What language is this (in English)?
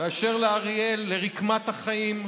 Hebrew